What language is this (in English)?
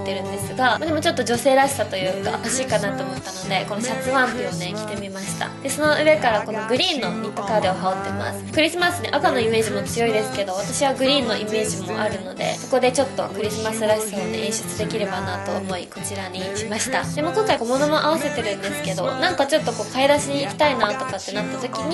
Japanese